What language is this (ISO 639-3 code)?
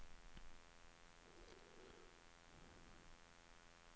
swe